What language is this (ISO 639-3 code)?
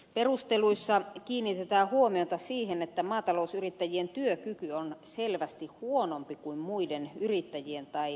fin